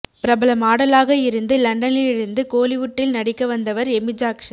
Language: Tamil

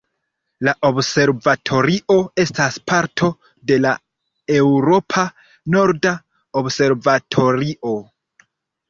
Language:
Esperanto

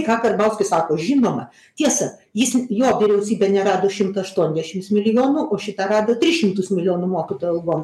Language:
Lithuanian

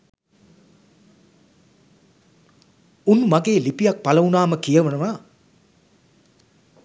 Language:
Sinhala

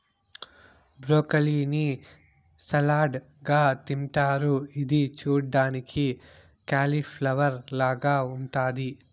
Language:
Telugu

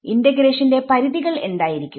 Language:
Malayalam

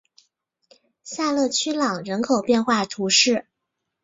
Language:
Chinese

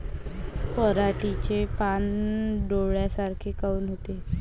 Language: Marathi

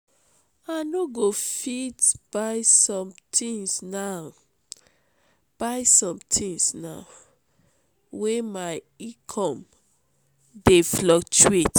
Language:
Nigerian Pidgin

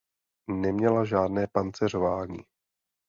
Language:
Czech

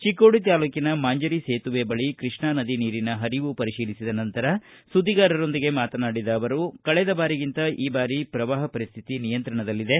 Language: Kannada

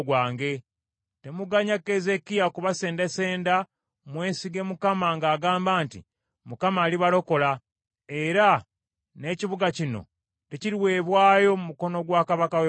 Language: Ganda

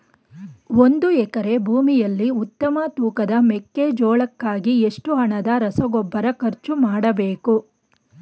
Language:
Kannada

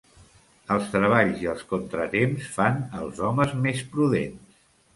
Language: Catalan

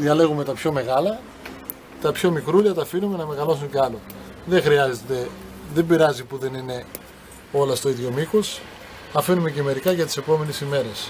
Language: Greek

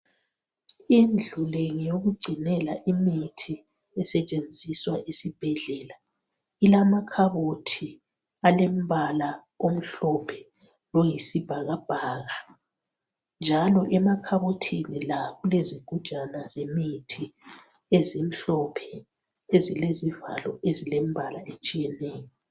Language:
North Ndebele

